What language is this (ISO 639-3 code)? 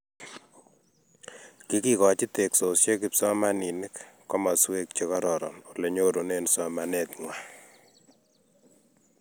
kln